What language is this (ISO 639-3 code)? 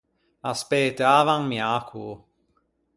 lij